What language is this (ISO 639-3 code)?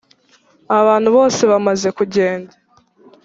kin